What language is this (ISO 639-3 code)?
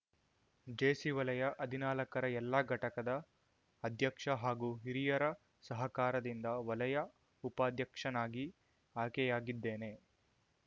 kan